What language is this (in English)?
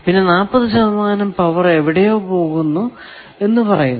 Malayalam